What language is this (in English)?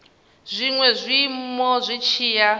Venda